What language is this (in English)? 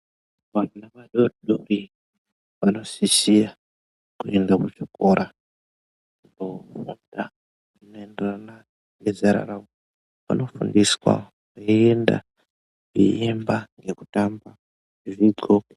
Ndau